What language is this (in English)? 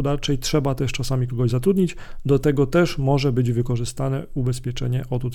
Polish